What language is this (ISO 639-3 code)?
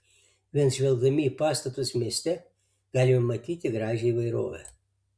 lit